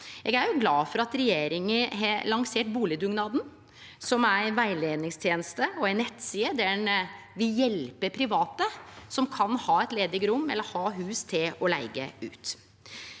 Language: Norwegian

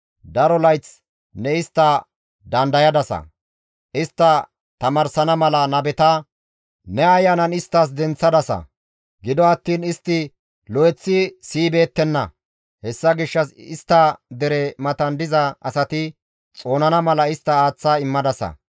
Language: Gamo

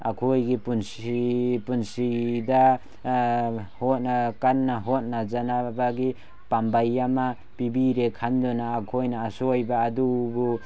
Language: Manipuri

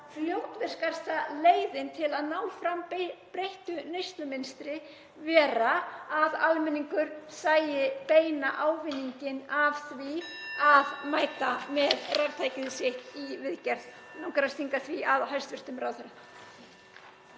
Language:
Icelandic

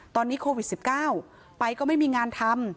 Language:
Thai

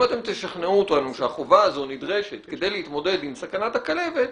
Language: Hebrew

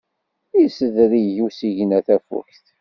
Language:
Kabyle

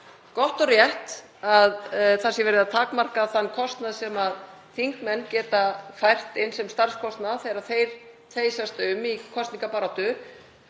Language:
Icelandic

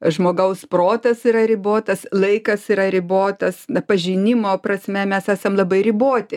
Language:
Lithuanian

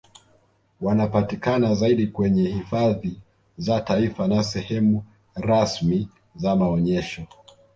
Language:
Swahili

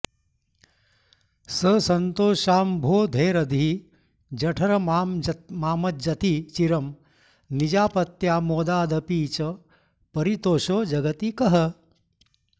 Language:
Sanskrit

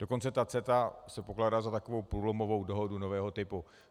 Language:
Czech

